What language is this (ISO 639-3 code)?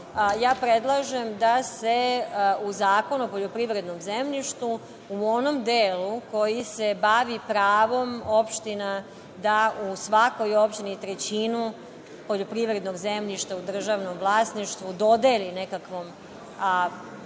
srp